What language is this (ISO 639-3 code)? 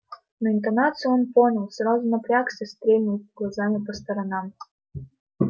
rus